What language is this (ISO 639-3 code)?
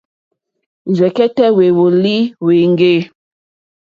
bri